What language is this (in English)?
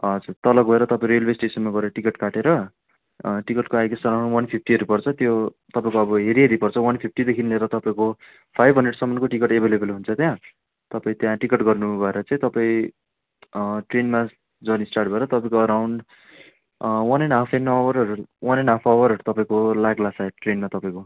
Nepali